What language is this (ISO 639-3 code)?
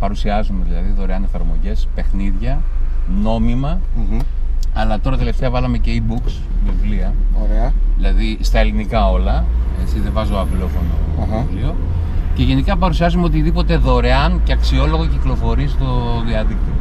ell